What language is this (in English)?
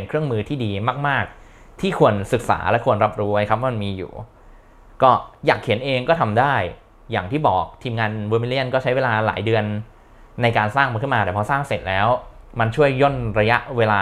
Thai